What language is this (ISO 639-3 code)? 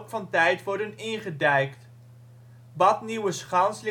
nld